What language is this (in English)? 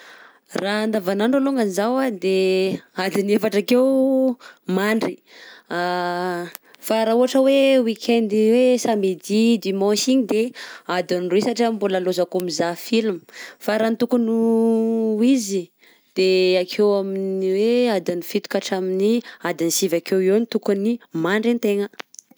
Southern Betsimisaraka Malagasy